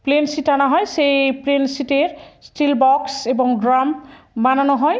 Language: Bangla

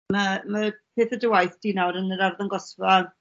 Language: Welsh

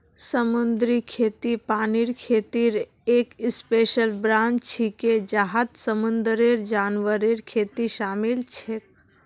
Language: Magahi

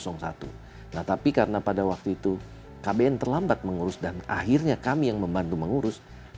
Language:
Indonesian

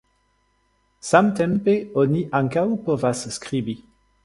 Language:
Esperanto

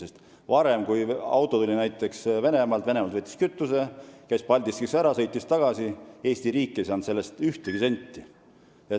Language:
Estonian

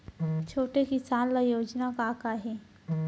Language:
Chhattisgarhi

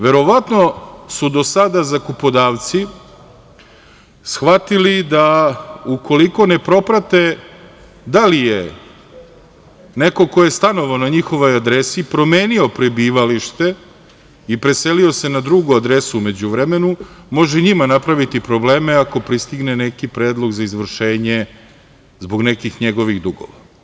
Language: Serbian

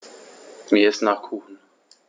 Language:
German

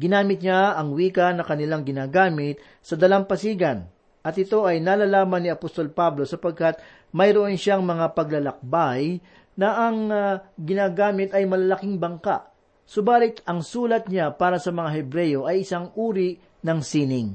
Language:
Filipino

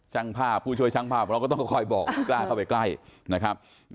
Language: Thai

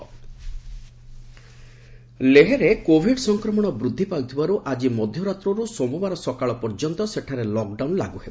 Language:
Odia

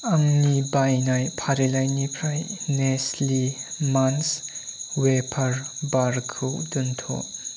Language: Bodo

